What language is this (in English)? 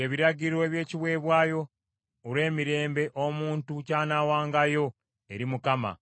Ganda